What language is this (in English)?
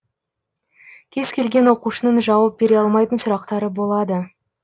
Kazakh